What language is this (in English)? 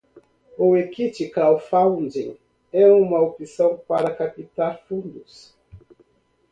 Portuguese